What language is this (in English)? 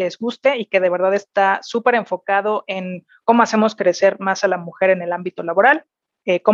Spanish